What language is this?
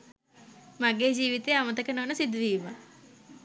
Sinhala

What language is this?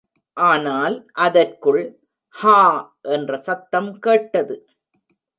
Tamil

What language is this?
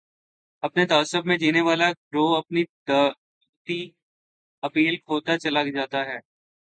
Urdu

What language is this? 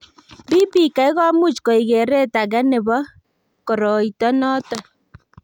Kalenjin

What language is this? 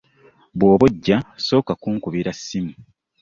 Ganda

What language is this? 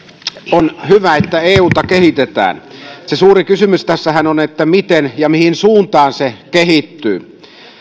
Finnish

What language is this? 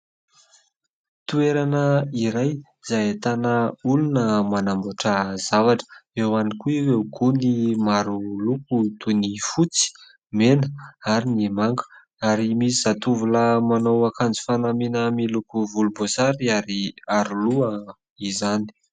Malagasy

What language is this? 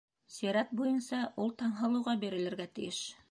Bashkir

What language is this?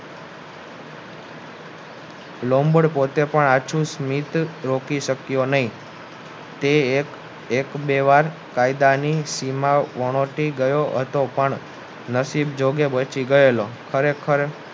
Gujarati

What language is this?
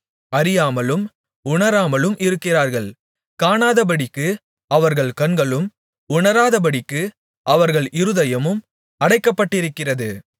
Tamil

